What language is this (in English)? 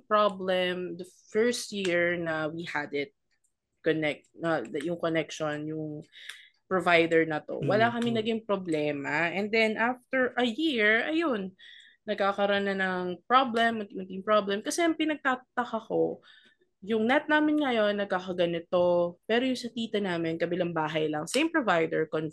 Filipino